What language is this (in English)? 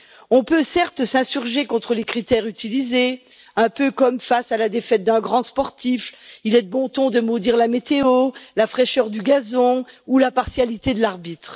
French